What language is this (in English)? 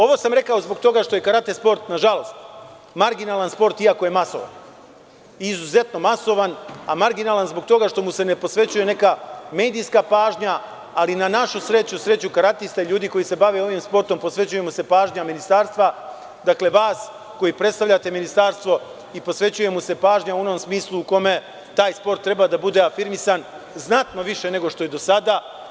Serbian